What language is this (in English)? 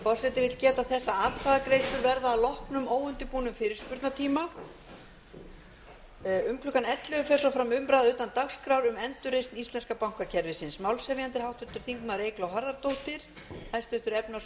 Icelandic